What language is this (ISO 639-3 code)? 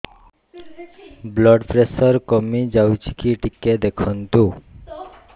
ori